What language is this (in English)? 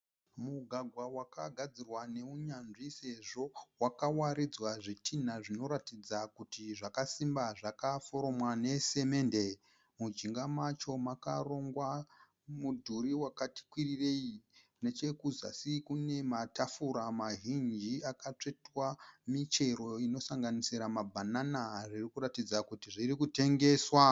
Shona